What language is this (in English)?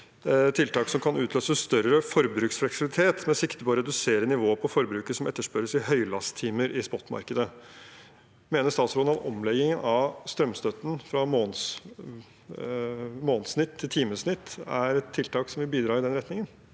Norwegian